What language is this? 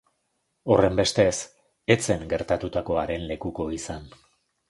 Basque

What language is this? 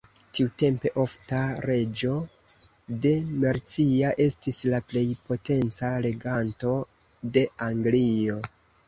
Esperanto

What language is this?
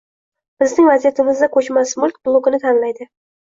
Uzbek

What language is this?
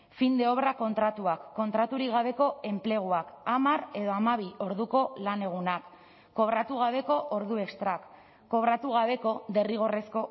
Basque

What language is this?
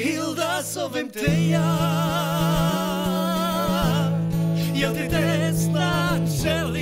Ukrainian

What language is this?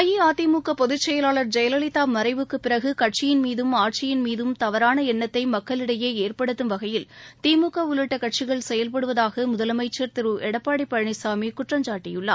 Tamil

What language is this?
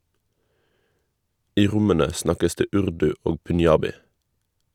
Norwegian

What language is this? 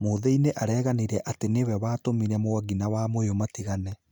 Kikuyu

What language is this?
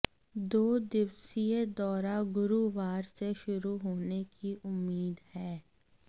Hindi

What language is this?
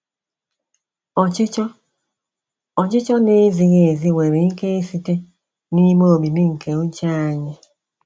Igbo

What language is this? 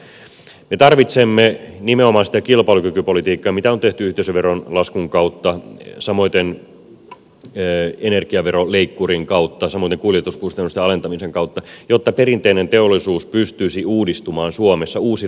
Finnish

